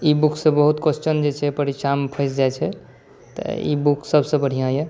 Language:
Maithili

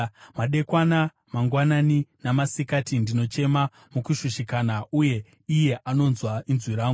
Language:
Shona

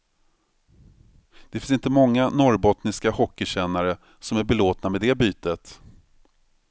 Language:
Swedish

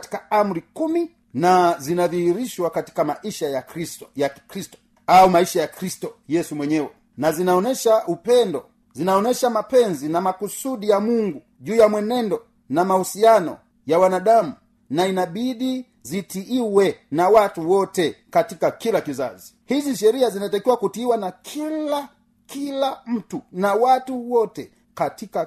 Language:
Swahili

